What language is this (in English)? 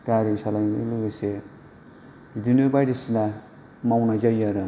Bodo